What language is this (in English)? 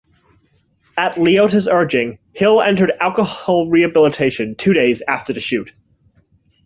English